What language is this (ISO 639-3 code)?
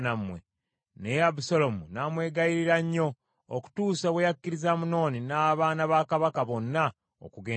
lug